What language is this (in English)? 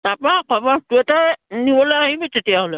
Assamese